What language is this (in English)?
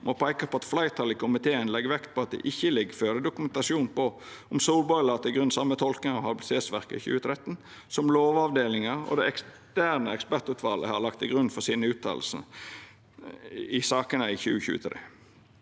Norwegian